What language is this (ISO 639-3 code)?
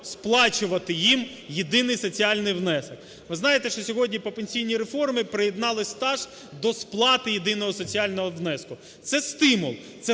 ukr